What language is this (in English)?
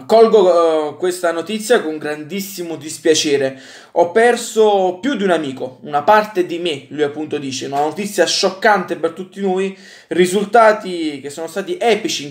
Italian